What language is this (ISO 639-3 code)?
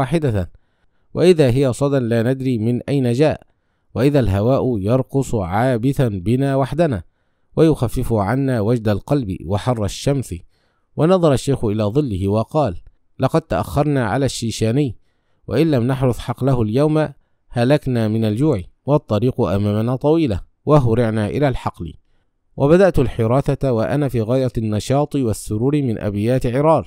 ara